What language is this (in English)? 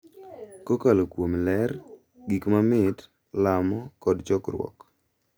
Luo (Kenya and Tanzania)